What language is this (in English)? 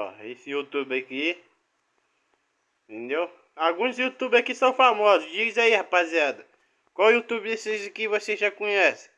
Portuguese